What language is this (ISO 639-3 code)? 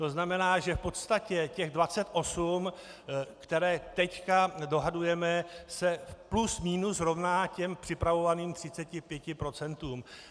ces